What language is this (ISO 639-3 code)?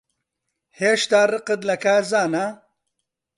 ckb